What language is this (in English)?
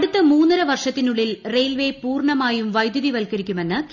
Malayalam